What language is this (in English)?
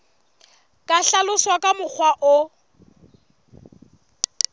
Southern Sotho